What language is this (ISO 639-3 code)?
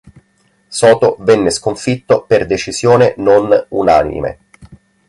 ita